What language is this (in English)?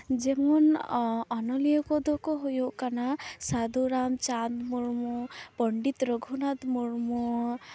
Santali